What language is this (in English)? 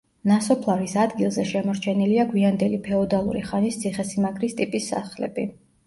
Georgian